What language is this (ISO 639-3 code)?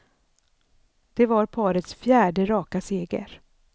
swe